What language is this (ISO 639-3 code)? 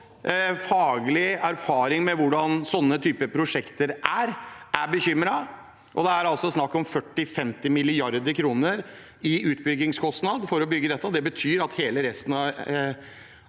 nor